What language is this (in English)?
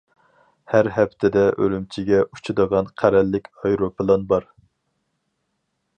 Uyghur